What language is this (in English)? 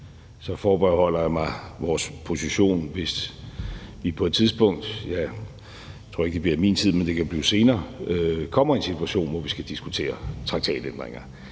Danish